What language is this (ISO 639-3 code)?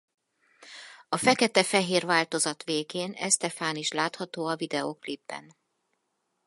hun